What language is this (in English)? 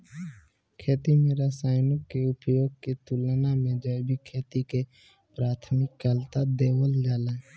Bhojpuri